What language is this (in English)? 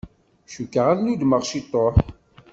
Kabyle